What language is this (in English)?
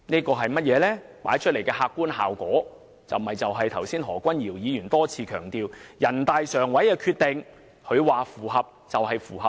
Cantonese